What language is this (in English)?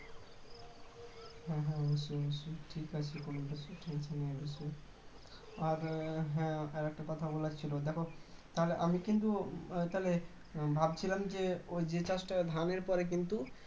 Bangla